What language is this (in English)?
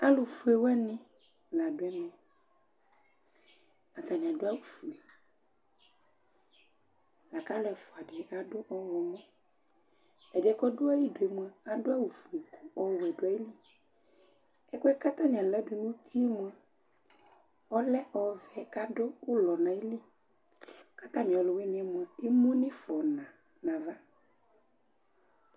Ikposo